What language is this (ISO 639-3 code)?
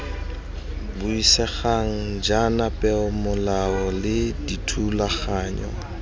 tsn